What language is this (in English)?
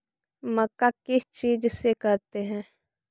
Magahi